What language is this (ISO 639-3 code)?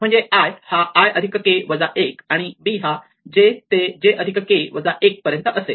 mar